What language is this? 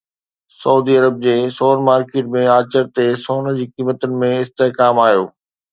Sindhi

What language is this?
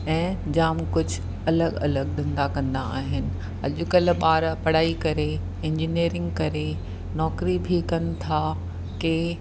Sindhi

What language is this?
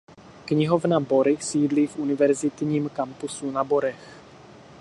Czech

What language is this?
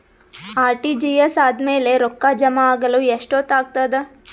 Kannada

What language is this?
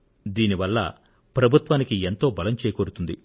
Telugu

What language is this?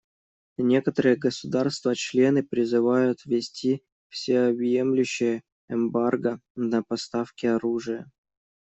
Russian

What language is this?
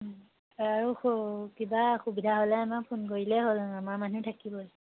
Assamese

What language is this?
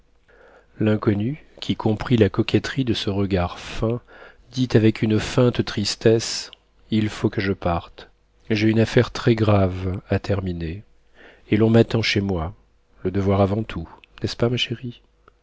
French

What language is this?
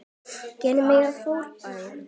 Icelandic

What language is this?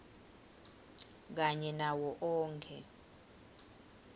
Swati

